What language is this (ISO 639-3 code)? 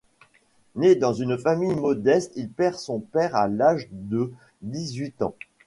fra